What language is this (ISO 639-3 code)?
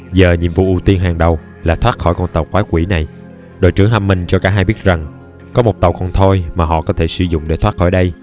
vie